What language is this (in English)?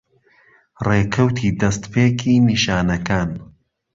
Central Kurdish